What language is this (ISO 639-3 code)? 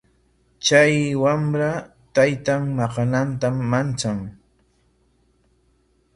qwa